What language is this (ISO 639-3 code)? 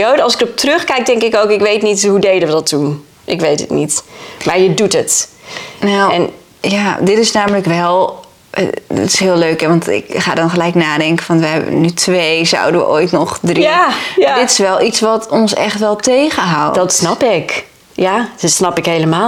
nld